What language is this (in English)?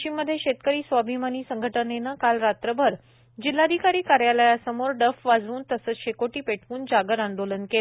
Marathi